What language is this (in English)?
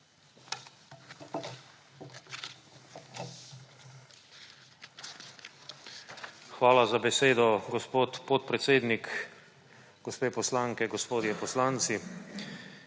Slovenian